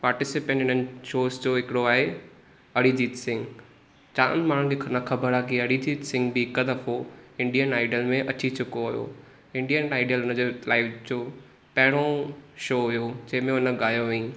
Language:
Sindhi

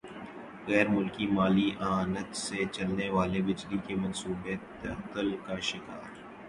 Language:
Urdu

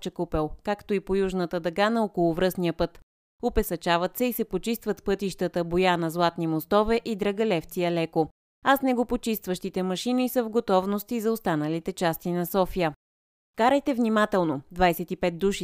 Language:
Bulgarian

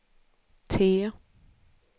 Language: Swedish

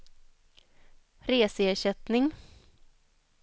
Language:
Swedish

